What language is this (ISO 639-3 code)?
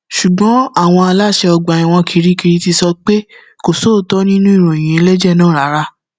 yor